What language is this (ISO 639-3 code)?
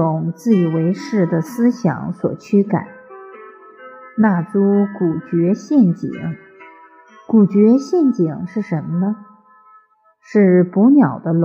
zho